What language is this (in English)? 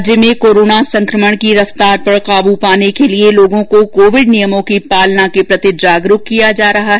Hindi